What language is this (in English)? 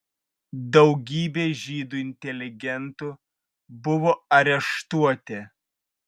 Lithuanian